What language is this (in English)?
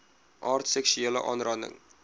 Afrikaans